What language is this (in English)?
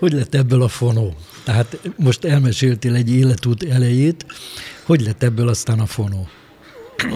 Hungarian